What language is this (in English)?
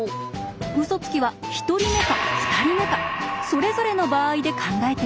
Japanese